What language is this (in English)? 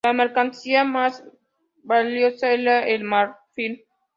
Spanish